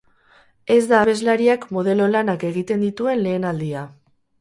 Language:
Basque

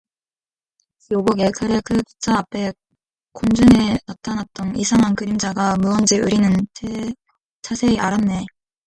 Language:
Korean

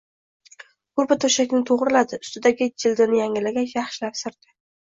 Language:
Uzbek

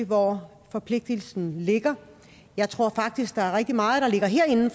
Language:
Danish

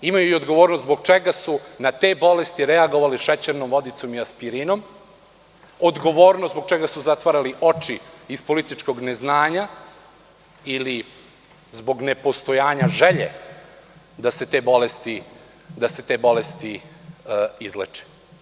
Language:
Serbian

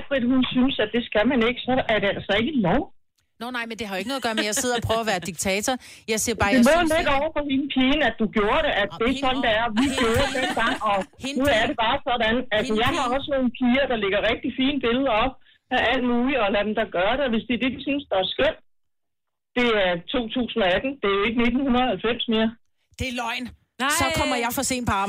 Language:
Danish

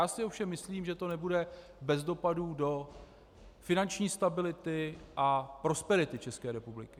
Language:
Czech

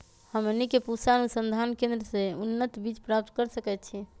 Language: Magahi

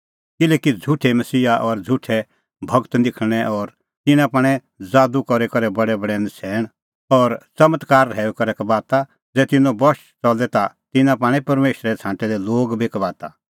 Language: Kullu Pahari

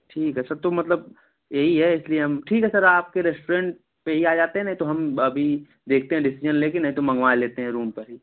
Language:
Hindi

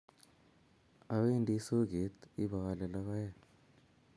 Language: Kalenjin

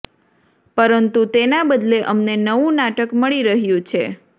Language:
Gujarati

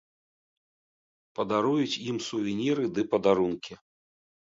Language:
Belarusian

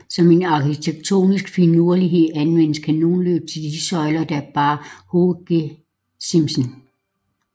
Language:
Danish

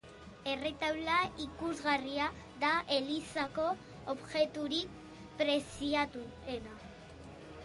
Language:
Basque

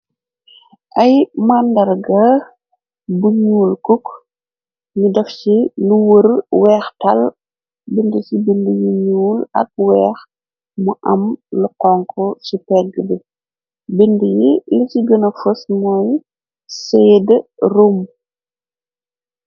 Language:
Wolof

